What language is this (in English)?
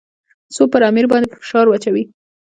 Pashto